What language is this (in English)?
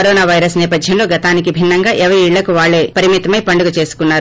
Telugu